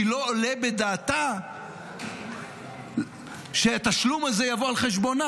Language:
Hebrew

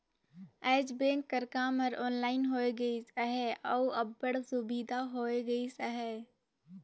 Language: Chhattisgarhi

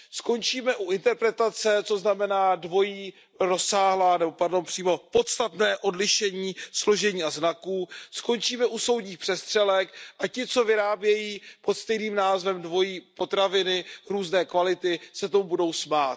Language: Czech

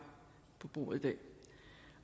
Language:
Danish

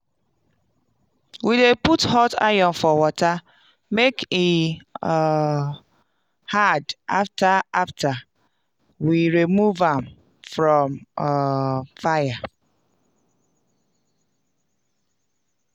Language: Nigerian Pidgin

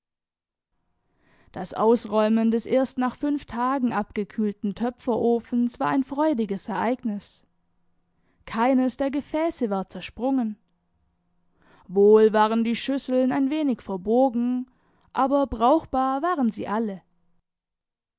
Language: German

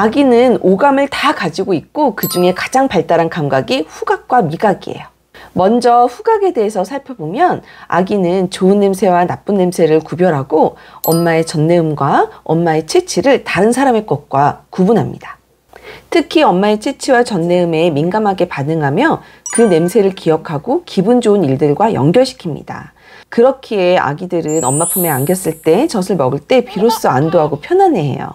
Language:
Korean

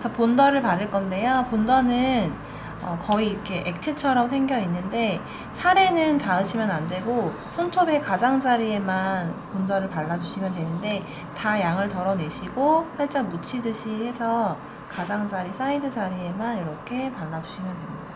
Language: Korean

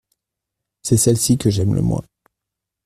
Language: French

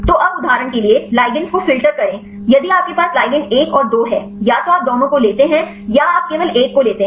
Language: Hindi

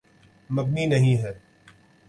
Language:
Urdu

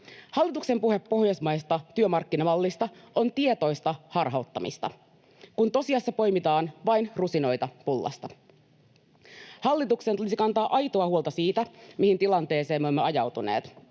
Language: Finnish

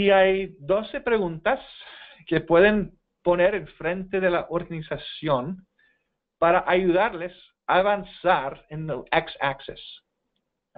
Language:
Spanish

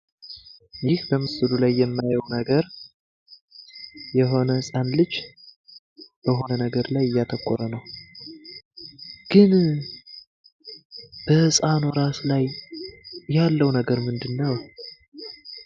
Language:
Amharic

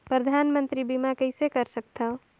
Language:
Chhattisgarhi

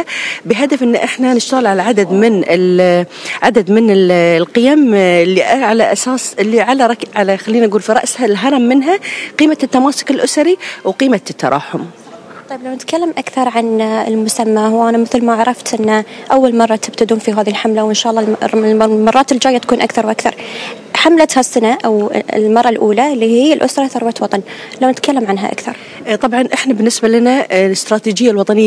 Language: Arabic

